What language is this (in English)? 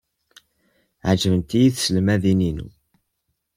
Kabyle